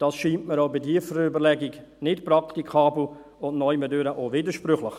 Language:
Swiss German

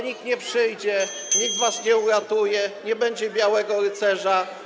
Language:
Polish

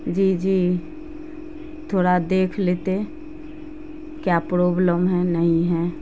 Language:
Urdu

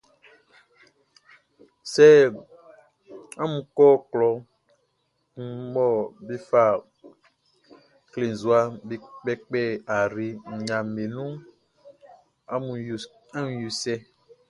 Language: Baoulé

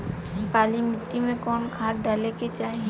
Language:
Bhojpuri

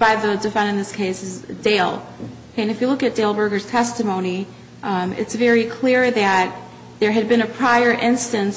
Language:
English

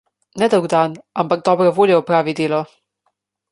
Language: Slovenian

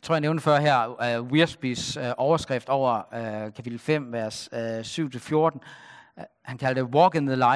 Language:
Danish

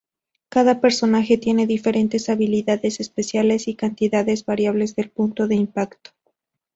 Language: Spanish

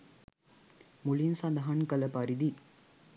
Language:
Sinhala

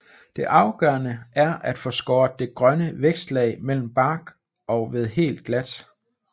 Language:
Danish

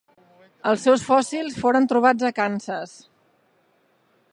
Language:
Catalan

